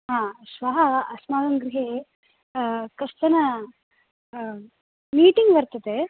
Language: Sanskrit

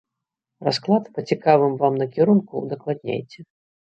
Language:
Belarusian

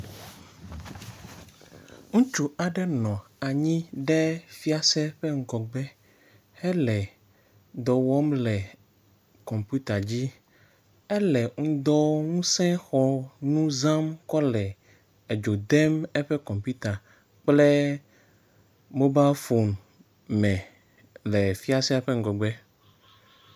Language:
Ewe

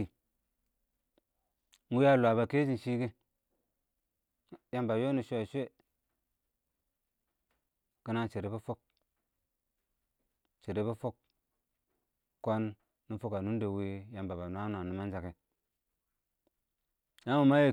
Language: Awak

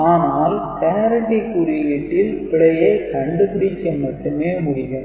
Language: Tamil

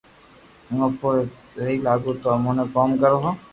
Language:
Loarki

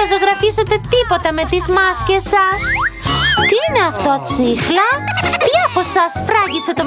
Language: Greek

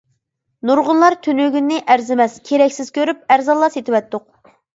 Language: Uyghur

